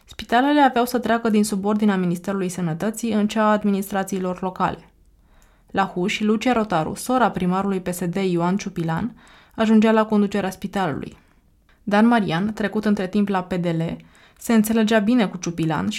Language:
Romanian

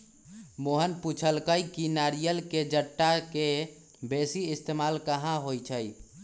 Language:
Magahi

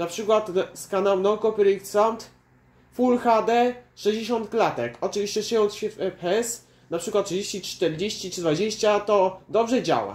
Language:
Polish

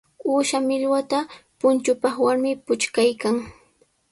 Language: Sihuas Ancash Quechua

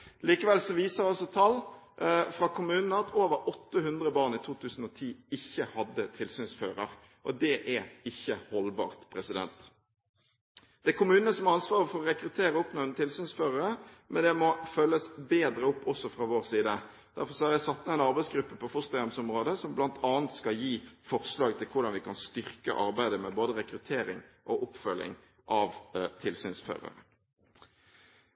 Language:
Norwegian Bokmål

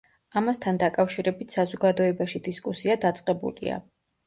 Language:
Georgian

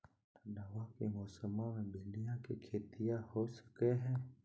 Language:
Magahi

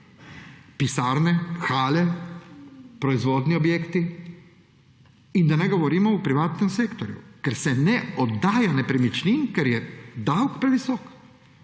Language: Slovenian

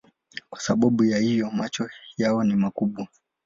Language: Swahili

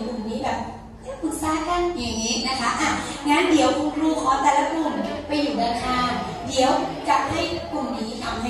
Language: Thai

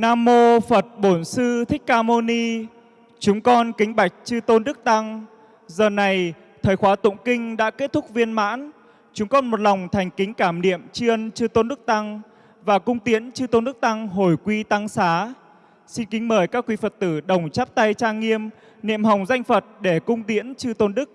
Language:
Vietnamese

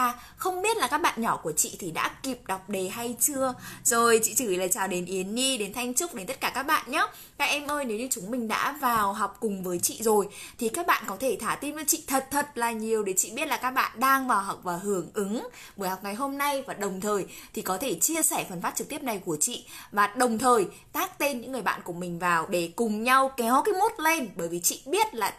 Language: Vietnamese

